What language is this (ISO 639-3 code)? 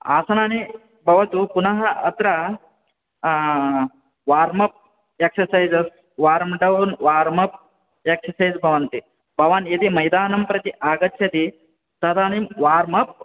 san